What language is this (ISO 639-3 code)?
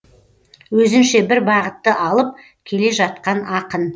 kaz